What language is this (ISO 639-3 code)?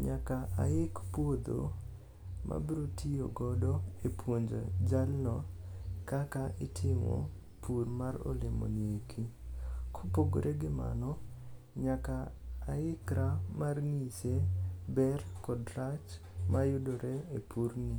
luo